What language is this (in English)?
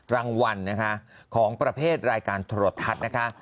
Thai